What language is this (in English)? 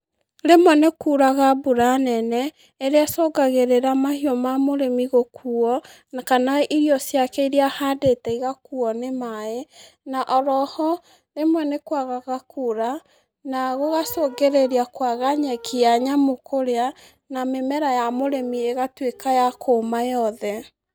Kikuyu